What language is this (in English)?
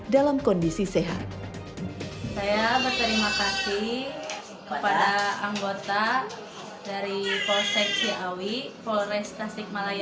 Indonesian